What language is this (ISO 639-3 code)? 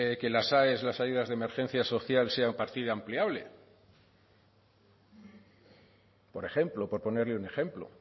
spa